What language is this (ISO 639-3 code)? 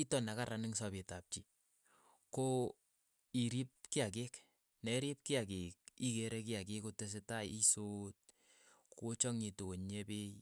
eyo